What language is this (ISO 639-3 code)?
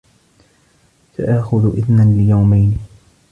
ara